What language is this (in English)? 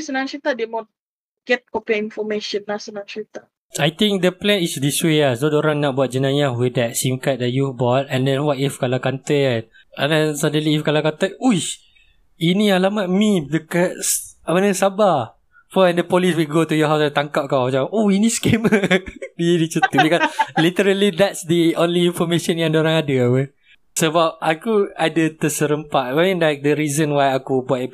Malay